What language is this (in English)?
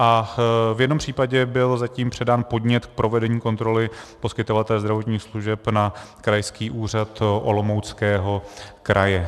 Czech